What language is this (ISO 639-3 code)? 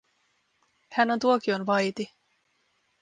fin